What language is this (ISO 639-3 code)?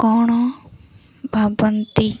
ori